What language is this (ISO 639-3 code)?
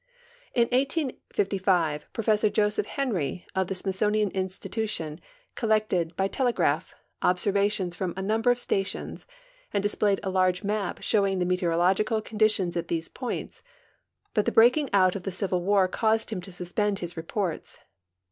eng